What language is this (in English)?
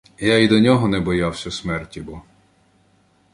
Ukrainian